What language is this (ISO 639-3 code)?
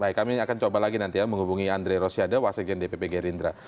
ind